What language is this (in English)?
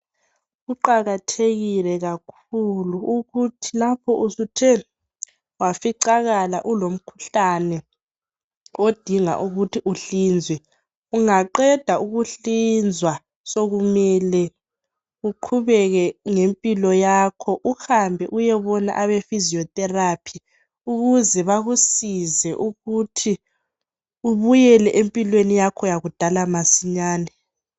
North Ndebele